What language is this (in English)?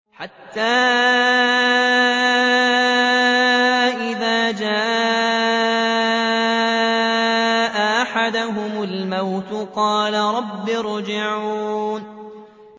Arabic